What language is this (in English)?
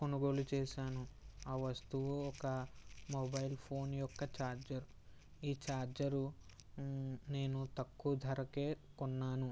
Telugu